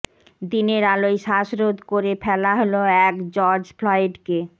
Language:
Bangla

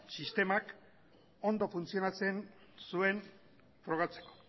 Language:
Basque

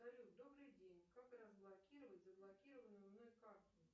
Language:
Russian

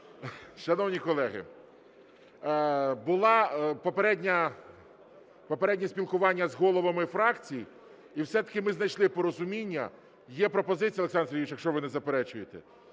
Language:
Ukrainian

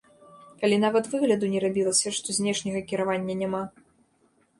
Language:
Belarusian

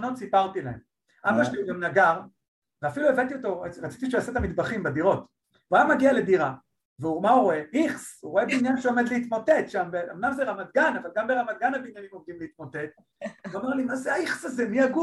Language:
Hebrew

